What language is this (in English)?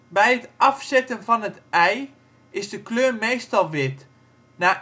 Dutch